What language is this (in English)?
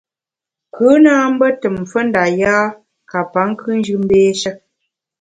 Bamun